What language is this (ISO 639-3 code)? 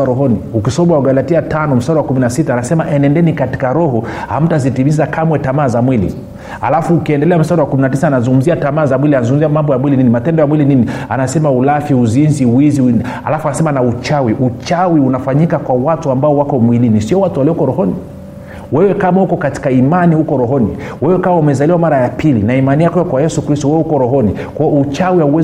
swa